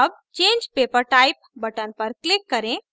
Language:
Hindi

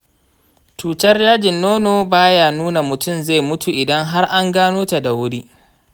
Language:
Hausa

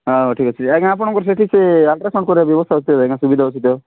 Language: Odia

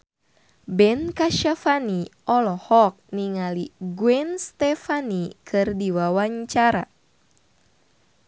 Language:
Sundanese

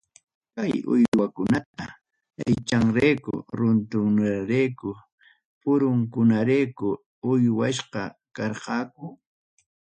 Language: Ayacucho Quechua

